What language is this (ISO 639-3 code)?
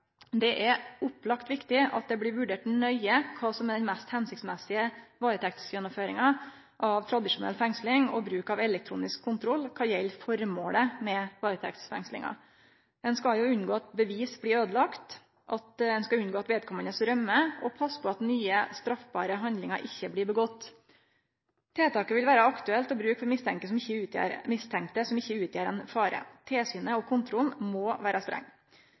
nno